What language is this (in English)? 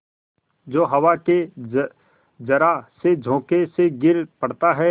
Hindi